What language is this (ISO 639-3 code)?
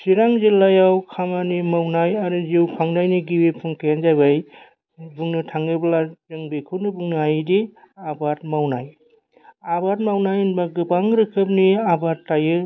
brx